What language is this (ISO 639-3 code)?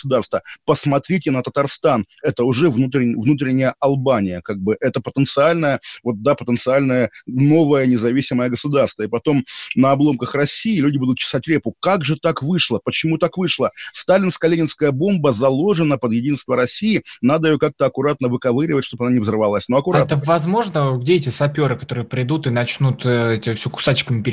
rus